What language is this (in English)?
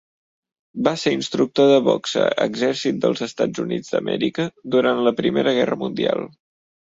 Catalan